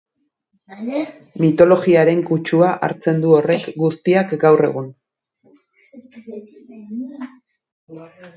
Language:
Basque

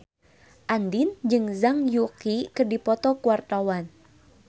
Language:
Sundanese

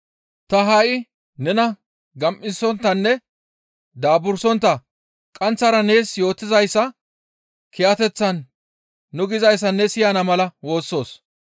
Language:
Gamo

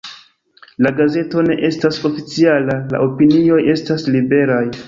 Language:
Esperanto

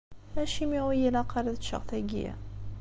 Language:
Kabyle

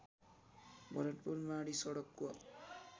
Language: Nepali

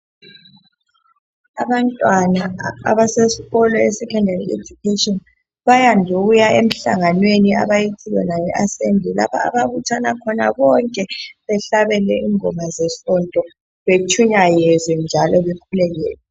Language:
North Ndebele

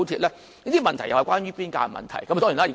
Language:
Cantonese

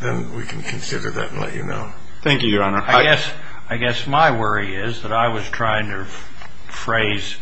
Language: English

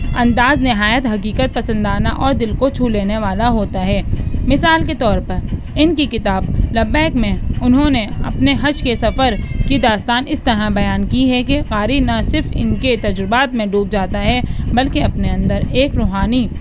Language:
Urdu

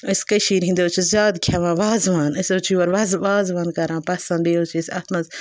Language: Kashmiri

